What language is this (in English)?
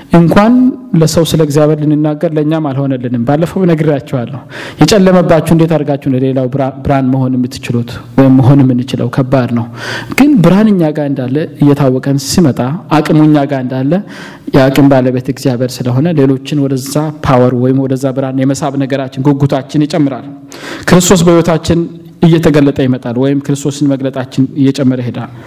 Amharic